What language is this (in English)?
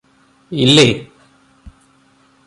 Malayalam